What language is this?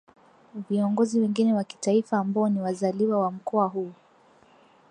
Swahili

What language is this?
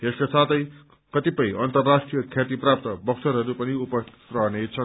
Nepali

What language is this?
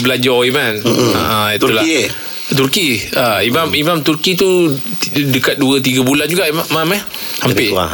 Malay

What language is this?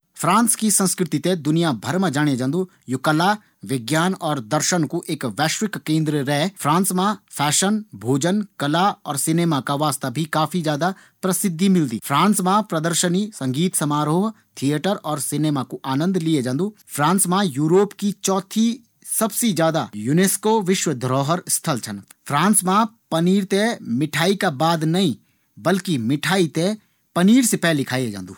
Garhwali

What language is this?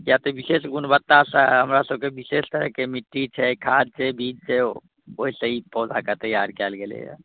Maithili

